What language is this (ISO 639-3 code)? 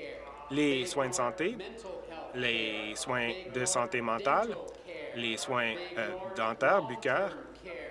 fra